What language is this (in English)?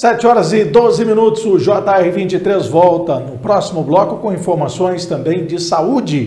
Portuguese